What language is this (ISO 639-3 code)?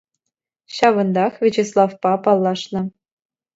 chv